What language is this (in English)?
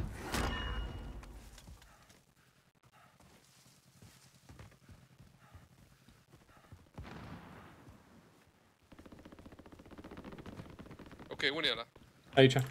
Romanian